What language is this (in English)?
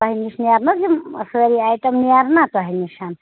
Kashmiri